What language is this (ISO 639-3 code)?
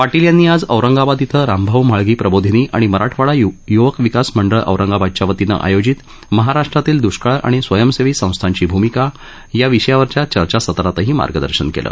mar